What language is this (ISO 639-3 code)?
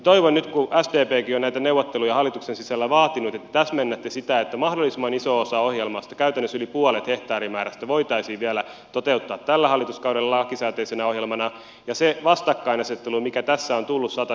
fin